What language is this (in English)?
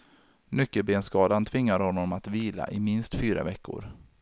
Swedish